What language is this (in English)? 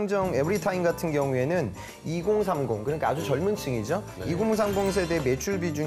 Korean